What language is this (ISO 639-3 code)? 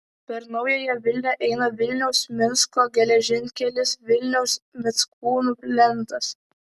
lit